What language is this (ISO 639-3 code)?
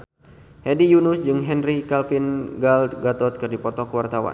sun